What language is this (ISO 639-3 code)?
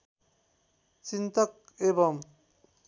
nep